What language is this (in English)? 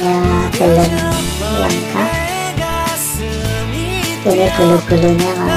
Polish